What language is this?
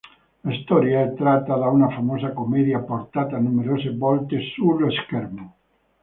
Italian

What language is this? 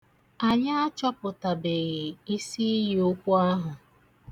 Igbo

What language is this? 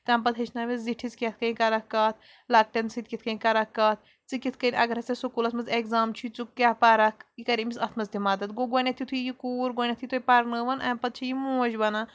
Kashmiri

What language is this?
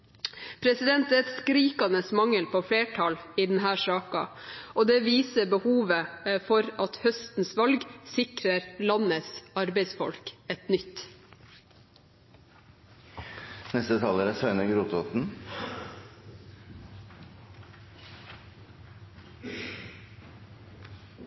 Norwegian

